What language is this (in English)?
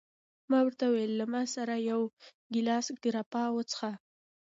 Pashto